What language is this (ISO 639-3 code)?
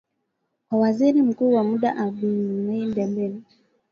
swa